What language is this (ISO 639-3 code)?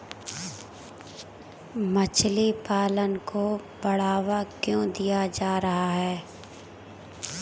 hin